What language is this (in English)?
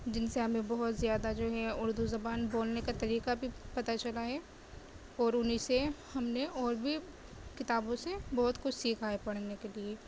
Urdu